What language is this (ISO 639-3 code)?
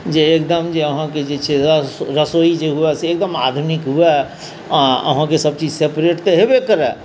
mai